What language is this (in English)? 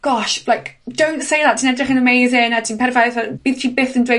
Welsh